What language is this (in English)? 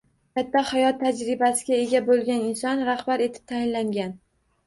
Uzbek